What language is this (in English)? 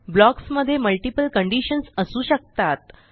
Marathi